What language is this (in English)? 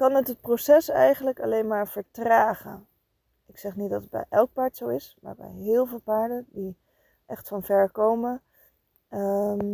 Dutch